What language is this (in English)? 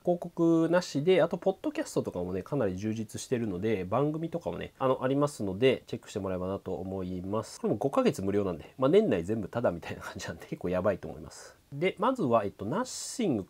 Japanese